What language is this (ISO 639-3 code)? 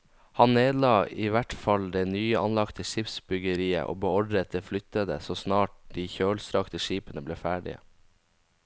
nor